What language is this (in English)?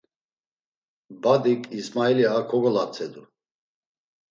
Laz